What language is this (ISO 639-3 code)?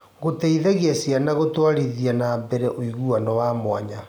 kik